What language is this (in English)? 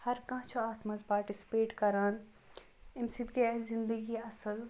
Kashmiri